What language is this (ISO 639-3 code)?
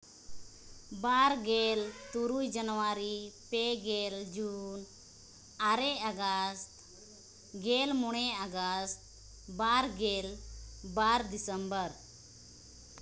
sat